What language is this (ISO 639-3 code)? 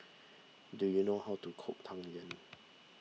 eng